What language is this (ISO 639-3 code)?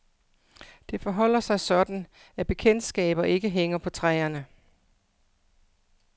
dan